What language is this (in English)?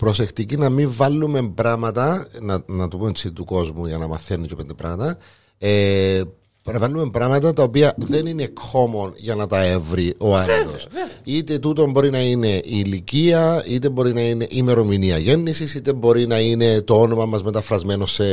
Greek